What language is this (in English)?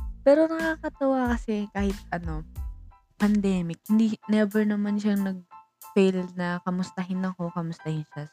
Filipino